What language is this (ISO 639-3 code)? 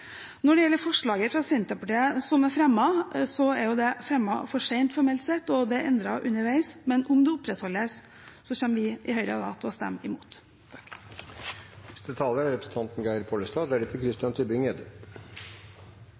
nor